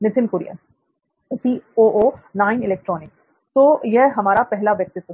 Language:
Hindi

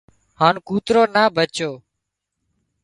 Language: Wadiyara Koli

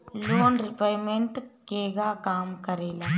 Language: Bhojpuri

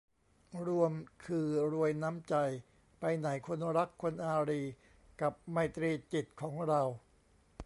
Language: Thai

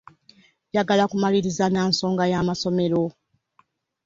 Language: Ganda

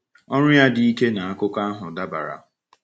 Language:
Igbo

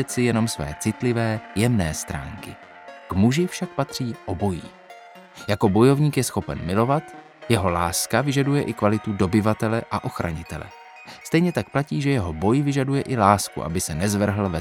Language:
Czech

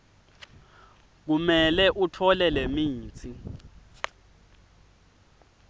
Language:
Swati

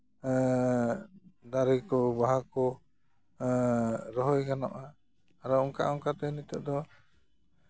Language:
Santali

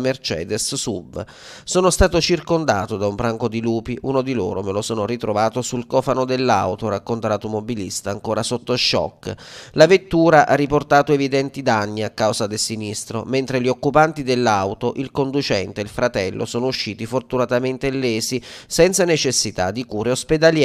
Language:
Italian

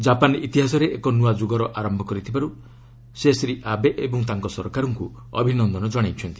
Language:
Odia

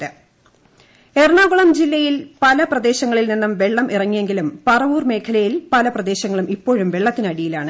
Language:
Malayalam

